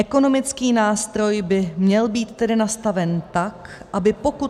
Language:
Czech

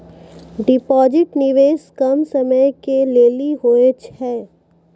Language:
Maithili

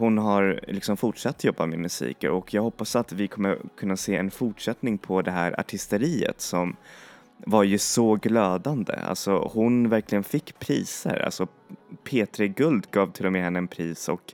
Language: Swedish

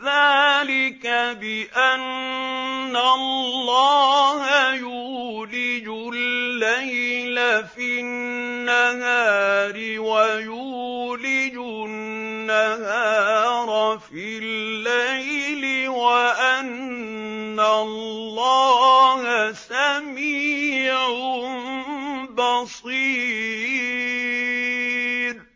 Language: Arabic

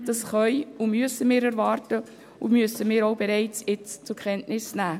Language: Swiss German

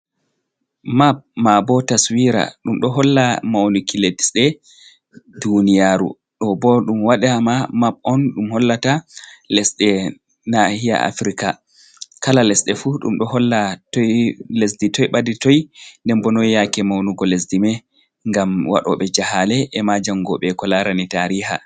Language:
Fula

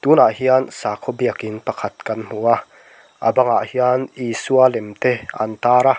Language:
Mizo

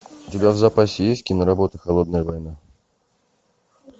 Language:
Russian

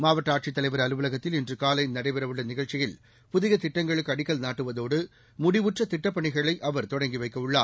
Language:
Tamil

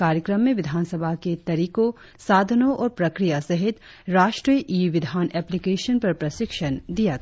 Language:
Hindi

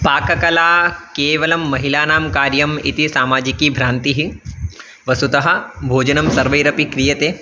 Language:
Sanskrit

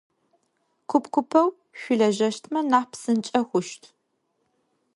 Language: Adyghe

